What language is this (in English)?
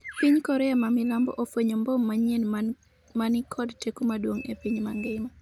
Luo (Kenya and Tanzania)